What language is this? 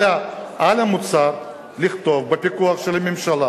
Hebrew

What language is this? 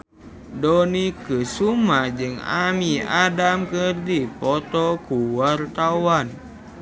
Sundanese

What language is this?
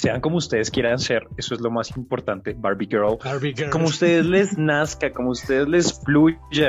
Spanish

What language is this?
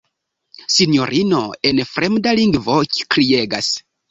Esperanto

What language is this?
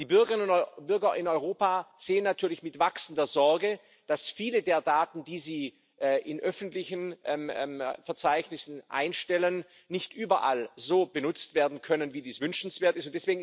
German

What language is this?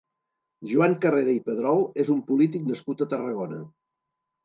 Catalan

